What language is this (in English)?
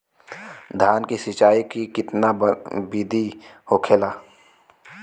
Bhojpuri